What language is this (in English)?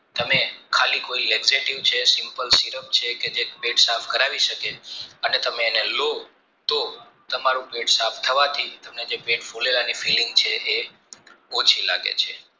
Gujarati